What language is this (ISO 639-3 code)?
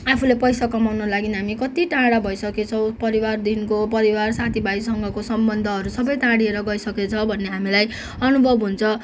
nep